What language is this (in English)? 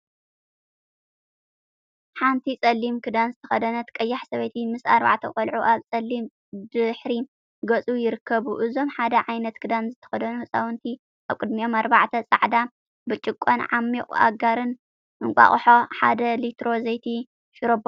Tigrinya